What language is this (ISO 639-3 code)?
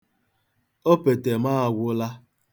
ibo